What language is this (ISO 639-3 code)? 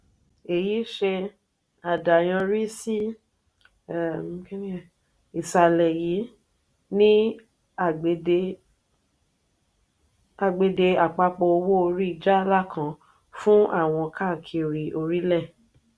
yor